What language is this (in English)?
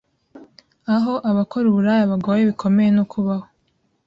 Kinyarwanda